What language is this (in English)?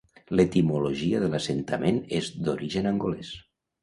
Catalan